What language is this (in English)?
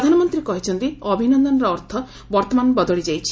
Odia